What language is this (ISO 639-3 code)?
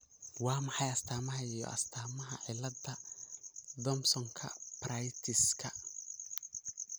som